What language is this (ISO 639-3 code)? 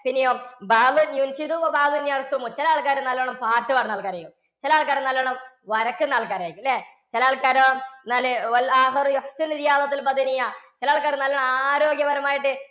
mal